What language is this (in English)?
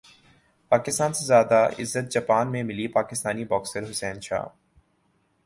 Urdu